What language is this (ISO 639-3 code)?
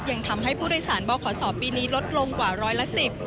tha